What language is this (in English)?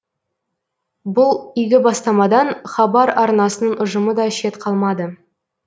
Kazakh